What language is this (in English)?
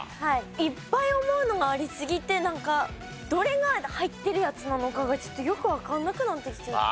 Japanese